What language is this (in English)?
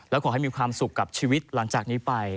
Thai